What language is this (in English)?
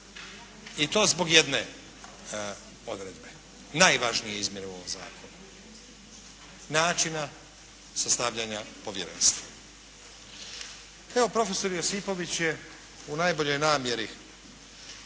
Croatian